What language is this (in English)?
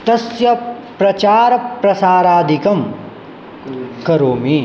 Sanskrit